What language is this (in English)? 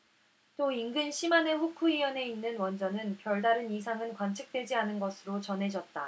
Korean